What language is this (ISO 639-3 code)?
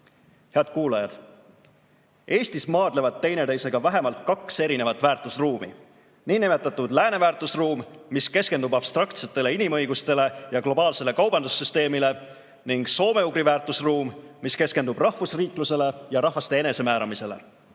est